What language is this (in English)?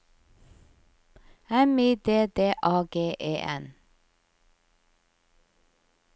Norwegian